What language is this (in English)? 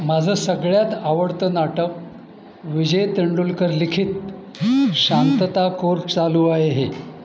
Marathi